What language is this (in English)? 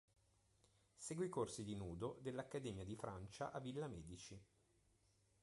Italian